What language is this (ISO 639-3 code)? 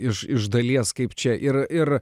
lit